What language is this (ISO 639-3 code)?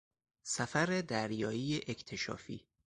fas